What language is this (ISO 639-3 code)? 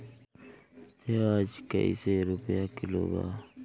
bho